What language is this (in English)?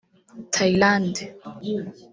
Kinyarwanda